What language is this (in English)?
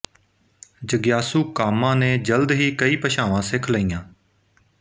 Punjabi